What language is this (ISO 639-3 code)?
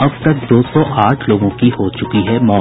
hin